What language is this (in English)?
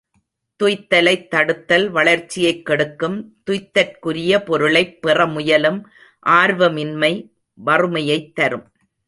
Tamil